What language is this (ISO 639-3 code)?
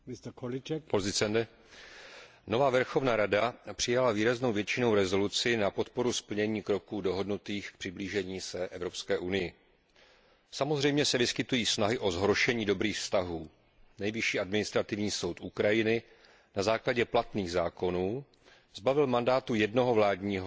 ces